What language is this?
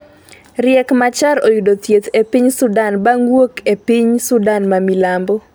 Luo (Kenya and Tanzania)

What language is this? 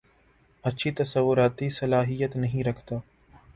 Urdu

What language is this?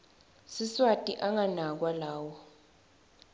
Swati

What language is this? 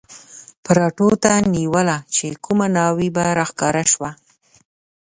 Pashto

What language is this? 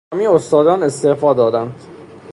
Persian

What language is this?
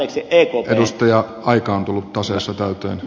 Finnish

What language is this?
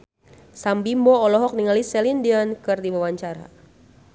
Sundanese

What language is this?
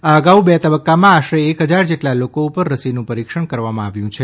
Gujarati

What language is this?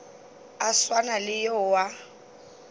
Northern Sotho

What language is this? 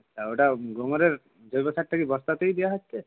Bangla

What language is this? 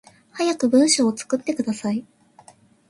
Japanese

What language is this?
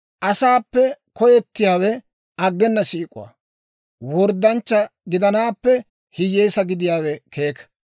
Dawro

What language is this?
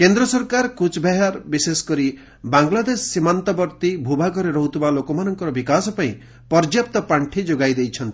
Odia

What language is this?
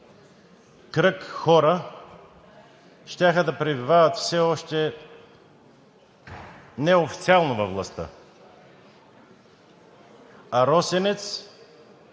Bulgarian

